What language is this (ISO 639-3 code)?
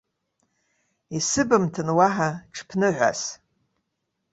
abk